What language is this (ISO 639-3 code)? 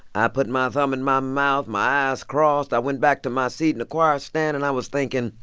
eng